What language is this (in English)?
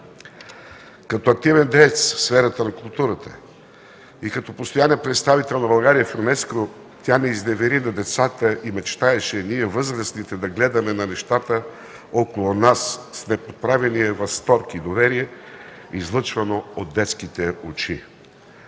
Bulgarian